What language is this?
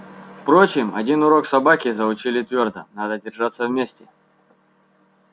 Russian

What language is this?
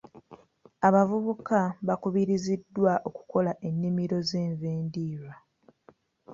Ganda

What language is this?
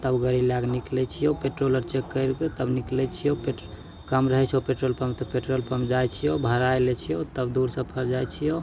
Maithili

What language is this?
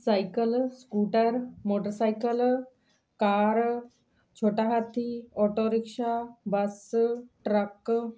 Punjabi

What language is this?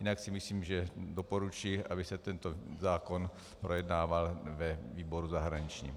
Czech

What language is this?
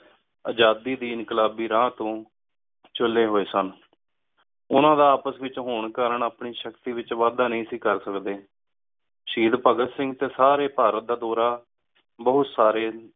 Punjabi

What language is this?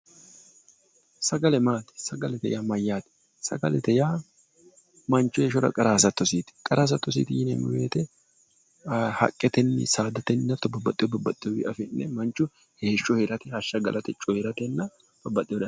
Sidamo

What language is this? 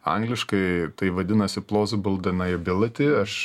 Lithuanian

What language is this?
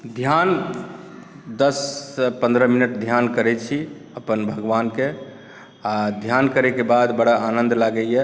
Maithili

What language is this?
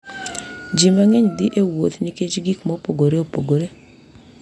Luo (Kenya and Tanzania)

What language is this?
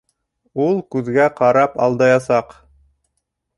Bashkir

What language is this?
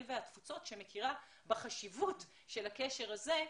Hebrew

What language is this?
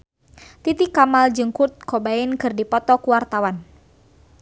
Sundanese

